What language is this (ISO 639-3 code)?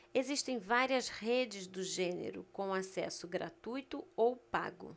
por